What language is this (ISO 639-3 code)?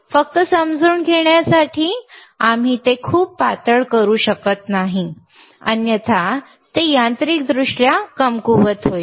mar